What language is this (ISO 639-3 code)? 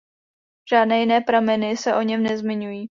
ces